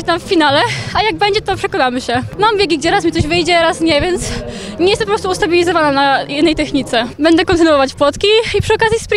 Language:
Polish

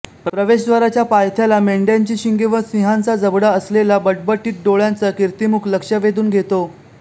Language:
Marathi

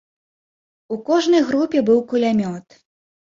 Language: Belarusian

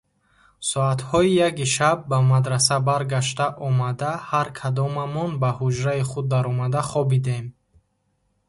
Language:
Tajik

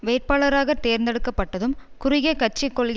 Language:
Tamil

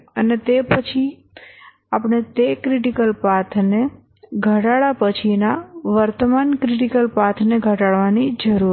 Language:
Gujarati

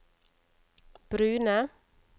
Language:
Norwegian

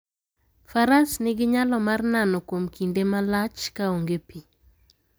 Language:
Luo (Kenya and Tanzania)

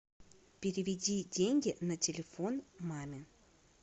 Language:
Russian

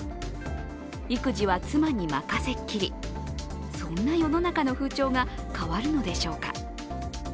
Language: Japanese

